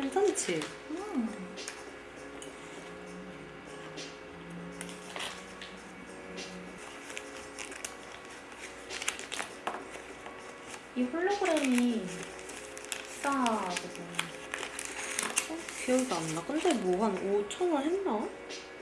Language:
Korean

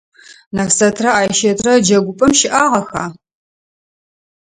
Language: Adyghe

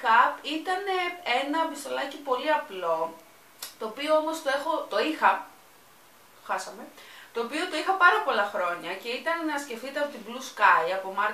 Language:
Greek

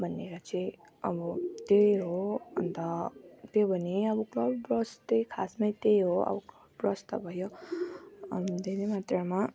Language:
Nepali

